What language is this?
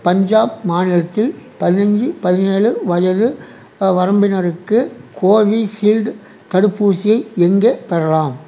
Tamil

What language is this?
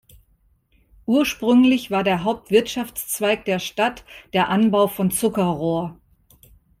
German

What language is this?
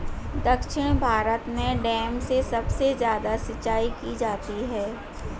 Hindi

